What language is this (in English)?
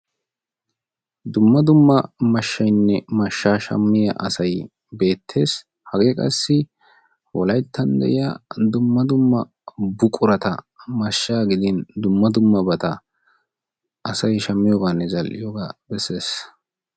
Wolaytta